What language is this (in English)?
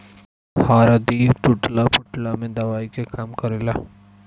Bhojpuri